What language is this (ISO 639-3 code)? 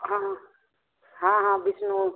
mai